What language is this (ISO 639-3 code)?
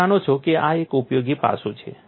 guj